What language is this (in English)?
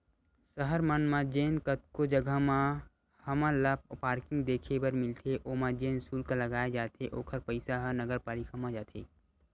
Chhattisgarhi